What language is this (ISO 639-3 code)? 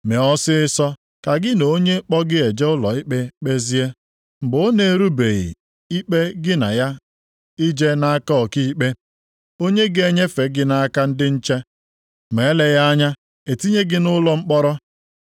ibo